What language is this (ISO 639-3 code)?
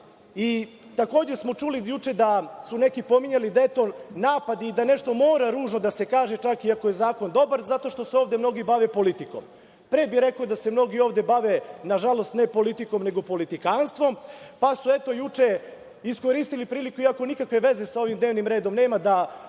srp